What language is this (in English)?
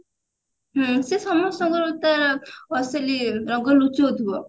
Odia